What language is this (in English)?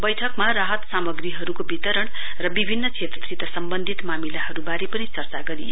Nepali